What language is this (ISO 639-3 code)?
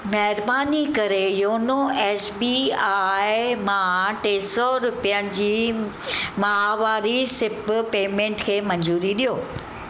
snd